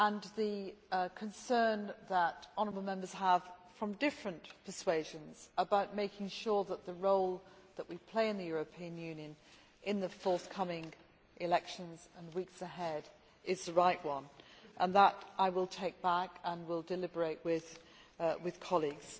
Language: English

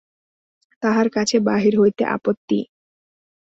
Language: Bangla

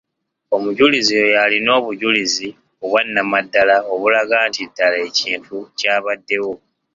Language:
Ganda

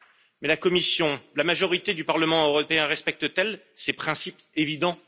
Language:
French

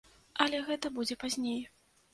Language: Belarusian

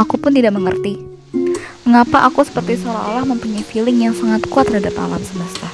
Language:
Indonesian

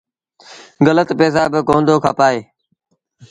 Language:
Sindhi Bhil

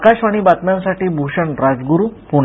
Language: Marathi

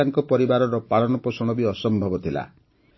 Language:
Odia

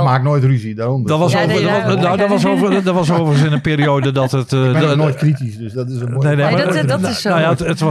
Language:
Dutch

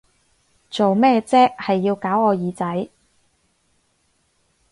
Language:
Cantonese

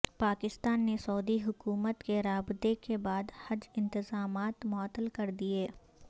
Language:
Urdu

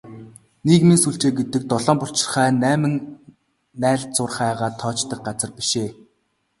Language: Mongolian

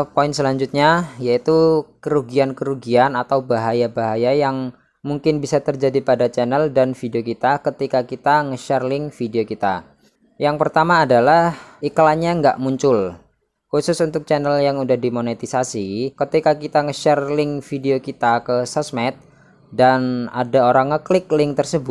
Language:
Indonesian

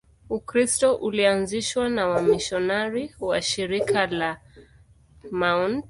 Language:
Swahili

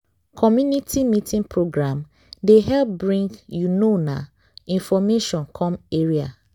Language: Nigerian Pidgin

